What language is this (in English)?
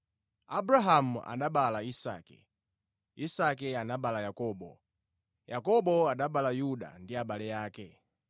Nyanja